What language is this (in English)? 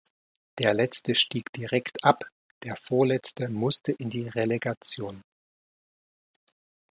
German